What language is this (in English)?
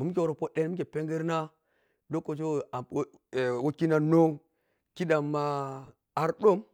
Piya-Kwonci